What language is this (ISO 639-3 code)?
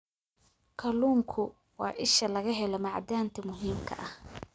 som